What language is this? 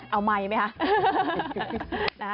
Thai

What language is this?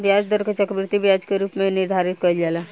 Bhojpuri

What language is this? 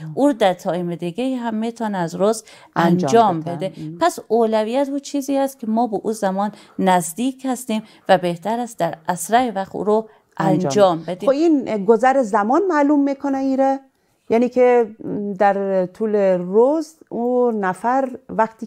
Persian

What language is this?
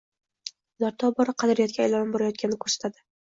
Uzbek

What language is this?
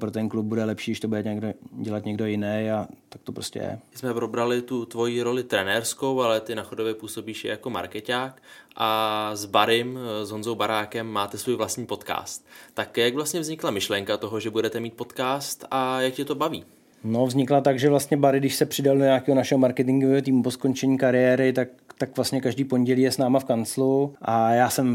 Czech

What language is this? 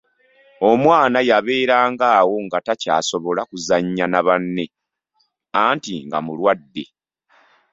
Ganda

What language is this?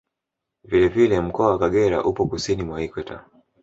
Swahili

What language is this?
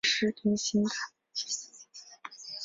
Chinese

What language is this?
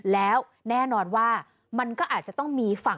Thai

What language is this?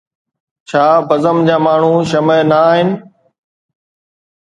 Sindhi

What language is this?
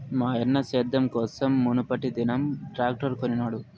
Telugu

